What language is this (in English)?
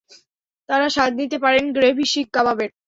Bangla